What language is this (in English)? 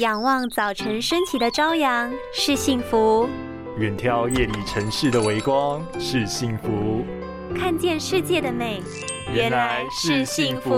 Chinese